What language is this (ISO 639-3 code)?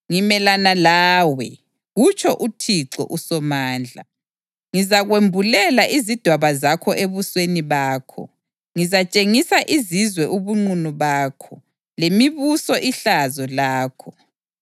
nde